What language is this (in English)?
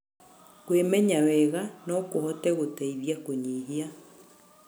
Kikuyu